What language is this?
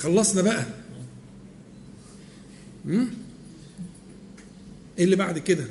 Arabic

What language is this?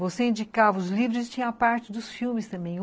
Portuguese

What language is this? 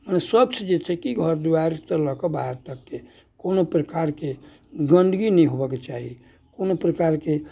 Maithili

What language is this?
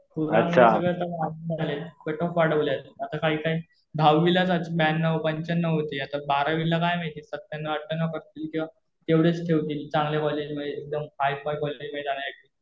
Marathi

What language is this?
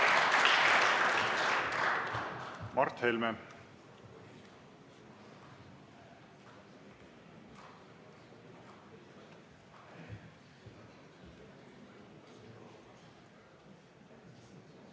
Estonian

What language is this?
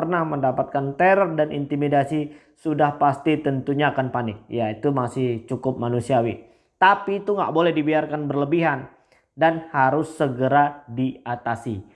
Indonesian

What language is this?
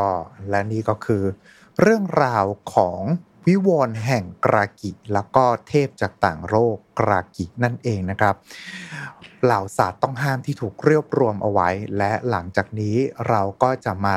Thai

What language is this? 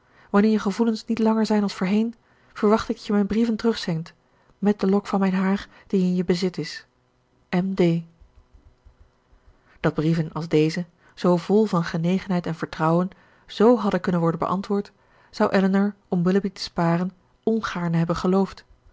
Dutch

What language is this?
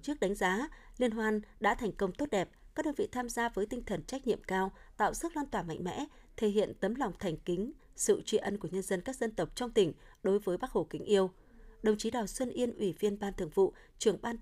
Vietnamese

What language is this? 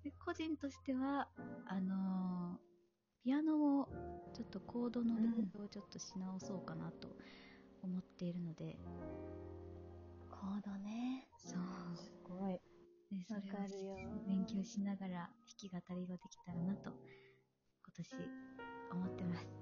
Japanese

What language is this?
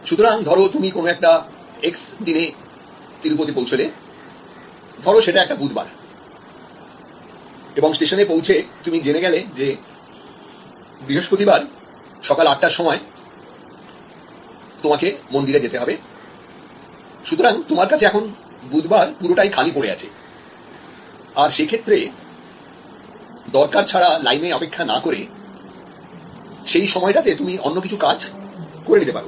Bangla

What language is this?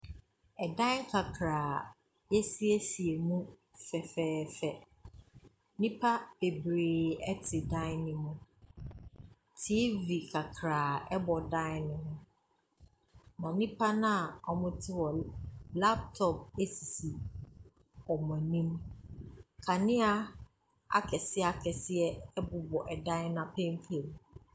Akan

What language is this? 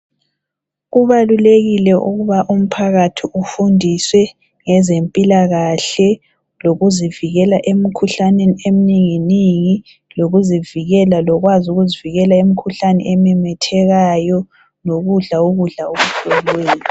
North Ndebele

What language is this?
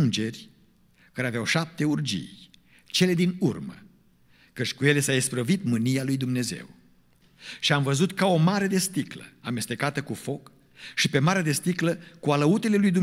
Romanian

